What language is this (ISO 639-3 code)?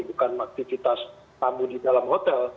ind